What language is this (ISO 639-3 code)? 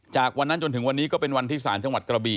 tha